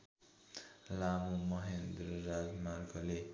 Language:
Nepali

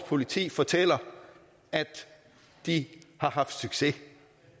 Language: Danish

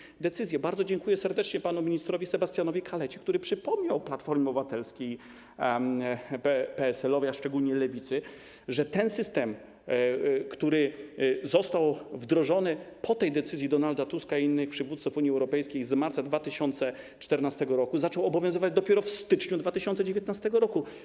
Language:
Polish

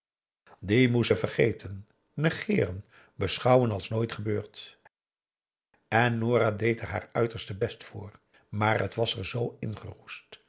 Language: Dutch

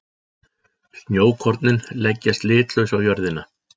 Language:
Icelandic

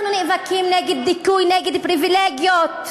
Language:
Hebrew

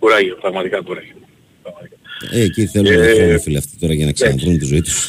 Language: Greek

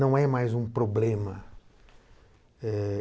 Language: Portuguese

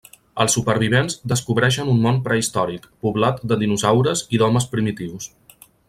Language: Catalan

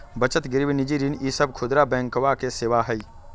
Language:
Magahi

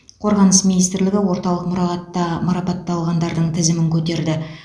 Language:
Kazakh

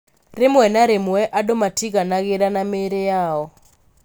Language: Kikuyu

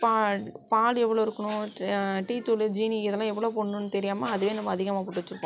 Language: Tamil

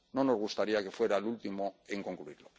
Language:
Spanish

